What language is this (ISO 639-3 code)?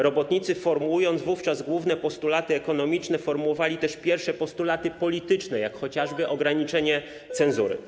pol